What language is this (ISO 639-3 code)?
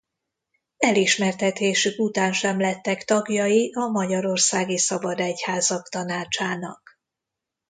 hun